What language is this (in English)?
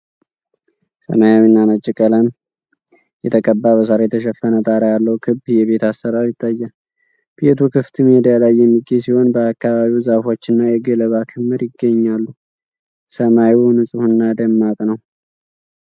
Amharic